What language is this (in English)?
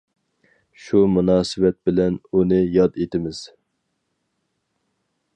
Uyghur